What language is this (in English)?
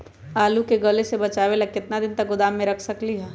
Magahi